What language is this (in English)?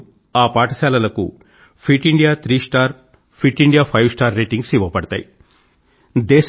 Telugu